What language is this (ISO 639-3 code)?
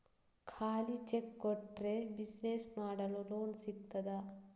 kan